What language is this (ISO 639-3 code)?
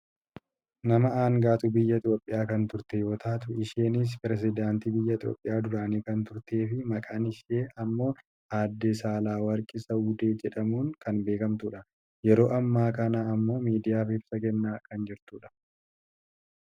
orm